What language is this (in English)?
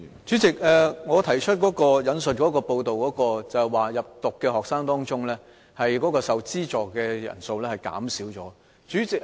Cantonese